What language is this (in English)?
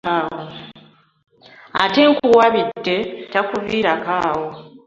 Ganda